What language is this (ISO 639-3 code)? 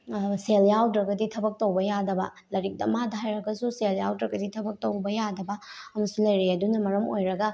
mni